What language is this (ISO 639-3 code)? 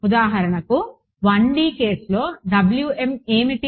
tel